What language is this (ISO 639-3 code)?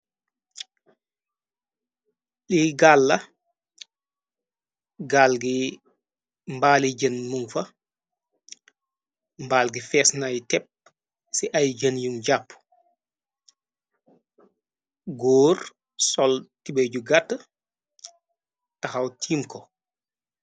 wol